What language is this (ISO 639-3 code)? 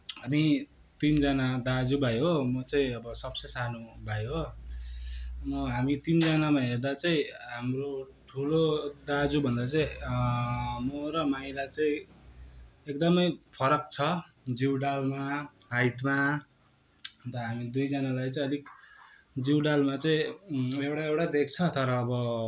nep